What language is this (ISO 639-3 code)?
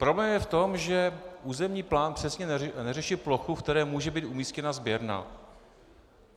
ces